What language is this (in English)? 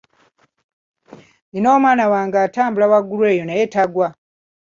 Ganda